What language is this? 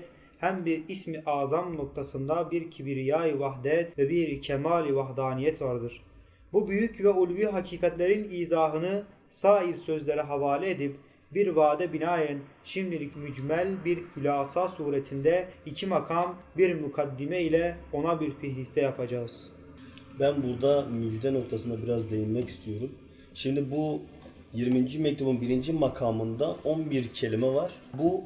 Turkish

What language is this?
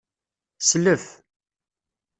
Kabyle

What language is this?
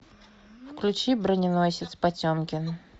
Russian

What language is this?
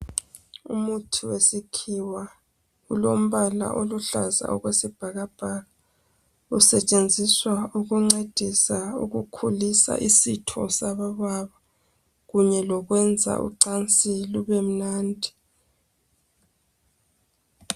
North Ndebele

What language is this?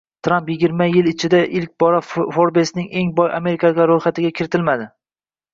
Uzbek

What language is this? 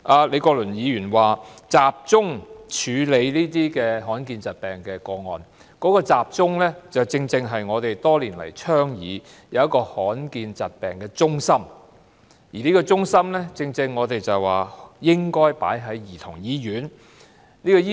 Cantonese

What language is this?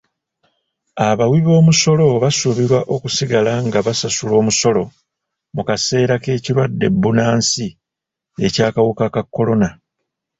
Ganda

